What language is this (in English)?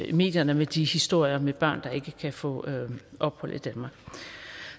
Danish